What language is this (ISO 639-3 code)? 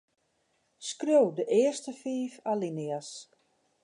fry